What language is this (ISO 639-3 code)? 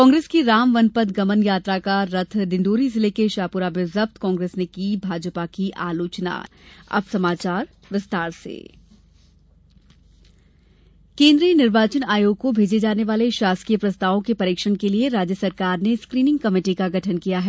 hin